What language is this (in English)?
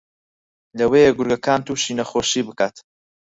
Central Kurdish